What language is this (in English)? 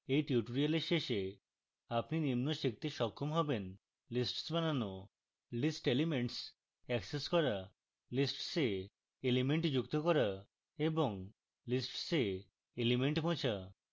Bangla